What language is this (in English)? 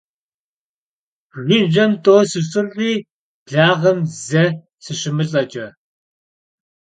Kabardian